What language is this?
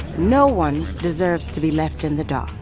English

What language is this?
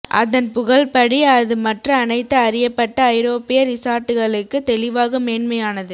Tamil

